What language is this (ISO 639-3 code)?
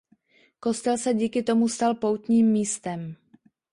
ces